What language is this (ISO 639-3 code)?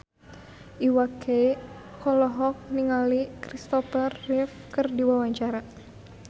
sun